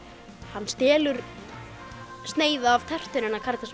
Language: Icelandic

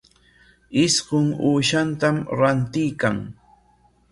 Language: Corongo Ancash Quechua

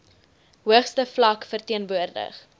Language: Afrikaans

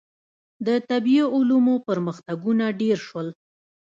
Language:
Pashto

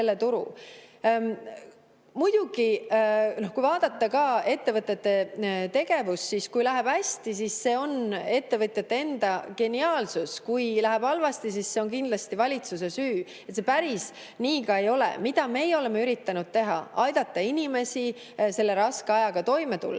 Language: Estonian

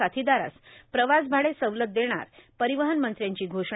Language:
Marathi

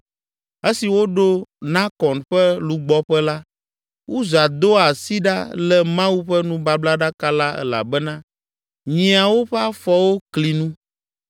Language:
Ewe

